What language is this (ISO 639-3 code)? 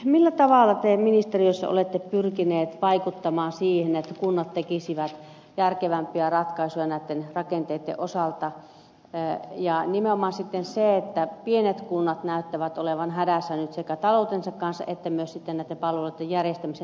fin